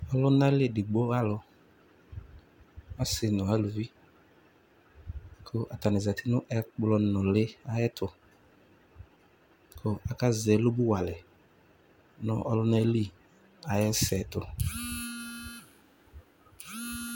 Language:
Ikposo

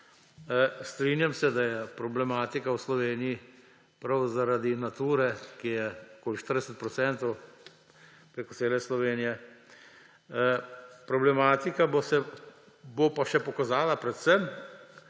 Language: Slovenian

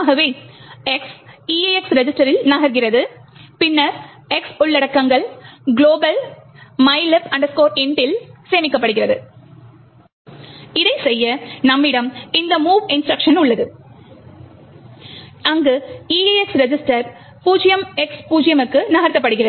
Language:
Tamil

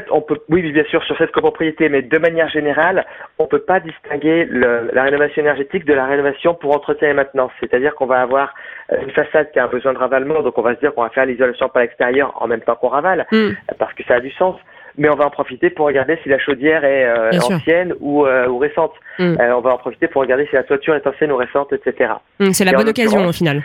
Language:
French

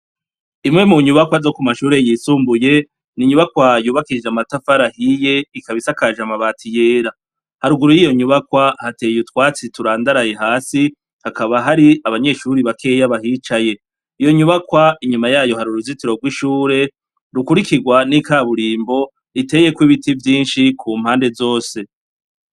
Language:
Rundi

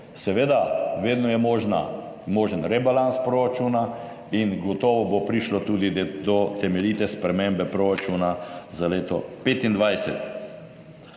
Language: Slovenian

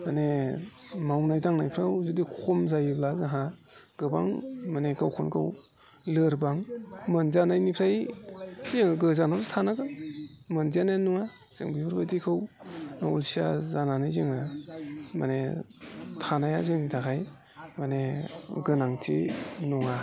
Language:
Bodo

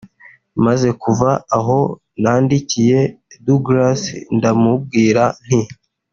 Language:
Kinyarwanda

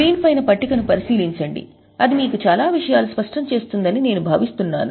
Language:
Telugu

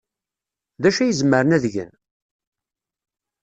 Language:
Kabyle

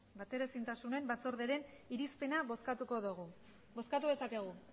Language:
Basque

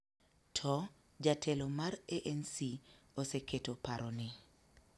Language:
Luo (Kenya and Tanzania)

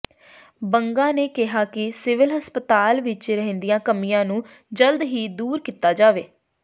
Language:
Punjabi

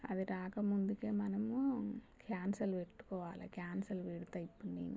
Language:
Telugu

